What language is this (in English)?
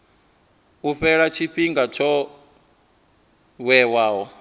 Venda